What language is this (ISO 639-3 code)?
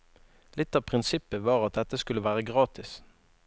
nor